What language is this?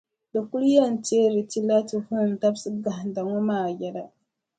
Dagbani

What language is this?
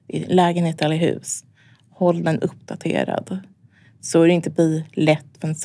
Swedish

